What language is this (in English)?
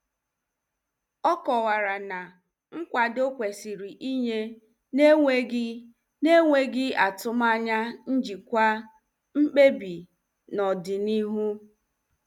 Igbo